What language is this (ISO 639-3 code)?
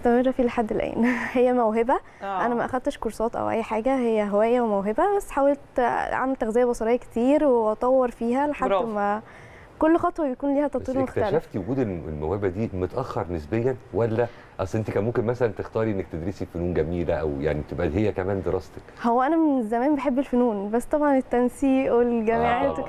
ara